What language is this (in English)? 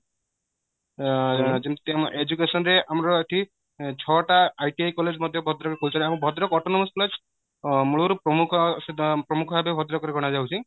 Odia